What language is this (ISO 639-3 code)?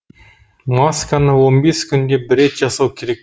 kaz